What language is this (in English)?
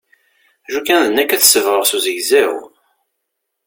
Kabyle